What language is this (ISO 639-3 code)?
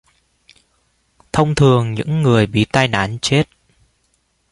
vie